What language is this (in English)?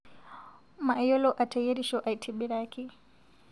Masai